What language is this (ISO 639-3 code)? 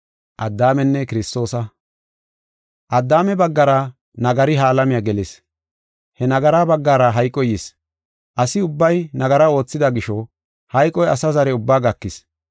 gof